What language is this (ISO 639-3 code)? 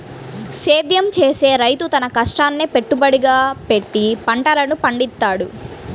tel